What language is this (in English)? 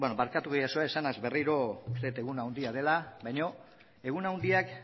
Basque